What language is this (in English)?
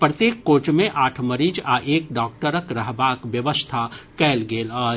Maithili